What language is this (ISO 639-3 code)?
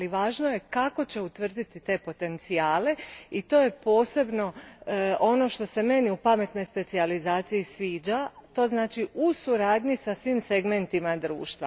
hrv